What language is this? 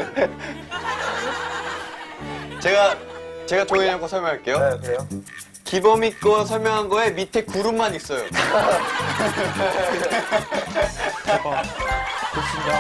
Korean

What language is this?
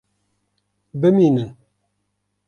Kurdish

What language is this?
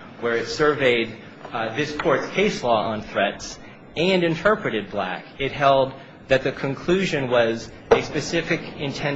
English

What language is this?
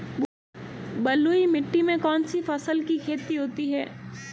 Hindi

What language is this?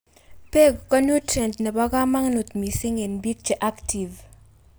Kalenjin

